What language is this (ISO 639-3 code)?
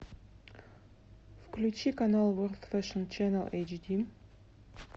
rus